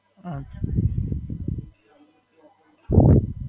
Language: Gujarati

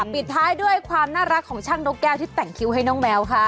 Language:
Thai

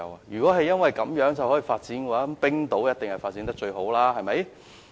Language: Cantonese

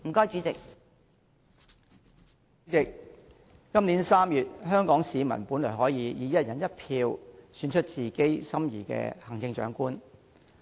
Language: Cantonese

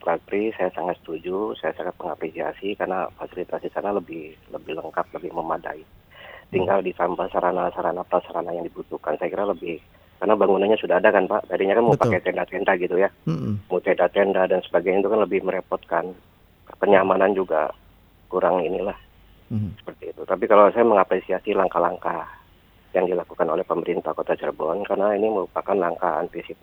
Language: Indonesian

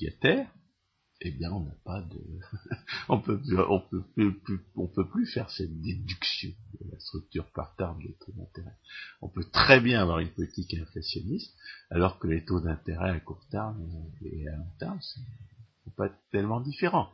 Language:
French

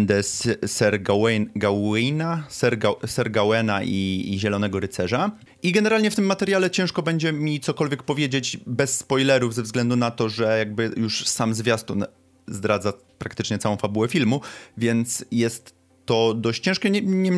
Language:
Polish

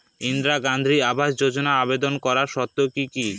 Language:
Bangla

